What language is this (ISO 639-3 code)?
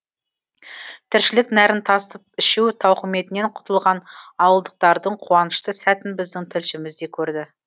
kaz